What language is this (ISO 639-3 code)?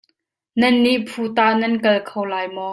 cnh